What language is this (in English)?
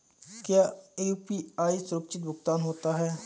Hindi